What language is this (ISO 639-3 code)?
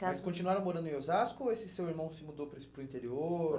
por